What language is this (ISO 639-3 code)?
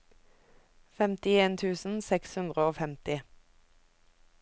nor